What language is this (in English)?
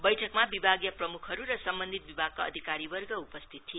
Nepali